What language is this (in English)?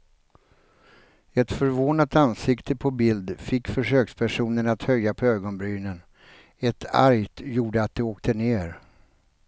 Swedish